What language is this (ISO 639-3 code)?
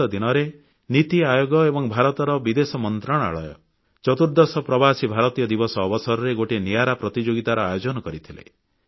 ori